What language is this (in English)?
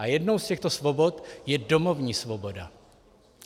Czech